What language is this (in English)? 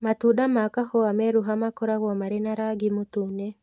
Kikuyu